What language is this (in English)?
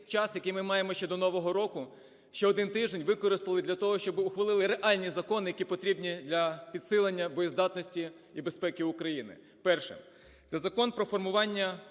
Ukrainian